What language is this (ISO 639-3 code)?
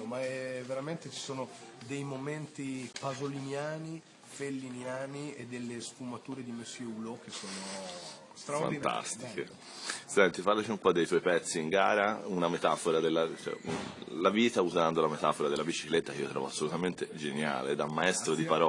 ita